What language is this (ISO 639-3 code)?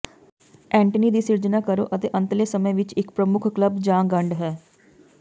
pan